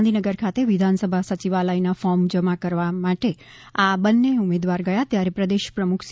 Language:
Gujarati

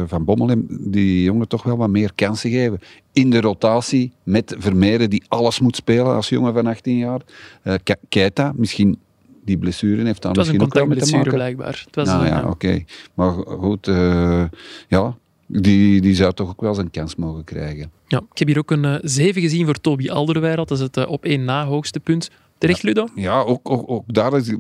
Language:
Dutch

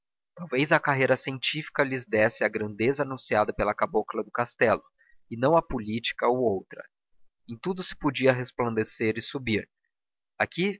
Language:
Portuguese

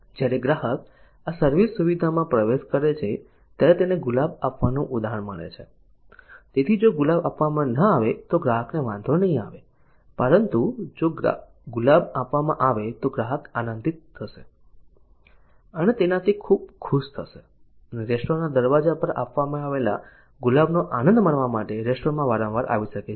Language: Gujarati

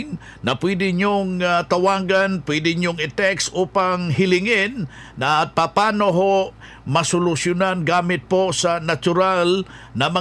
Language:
Filipino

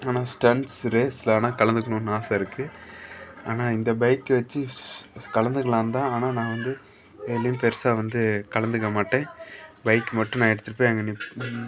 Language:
Tamil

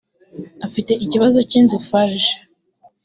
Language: Kinyarwanda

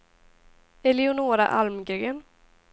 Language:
Swedish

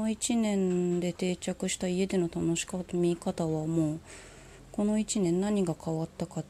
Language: Japanese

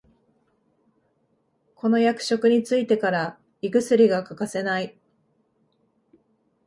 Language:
Japanese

